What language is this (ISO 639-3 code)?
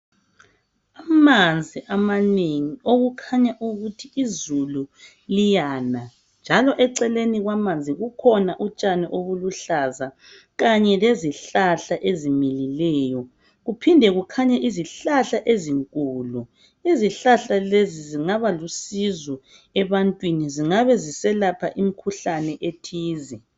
nde